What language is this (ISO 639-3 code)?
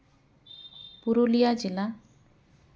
sat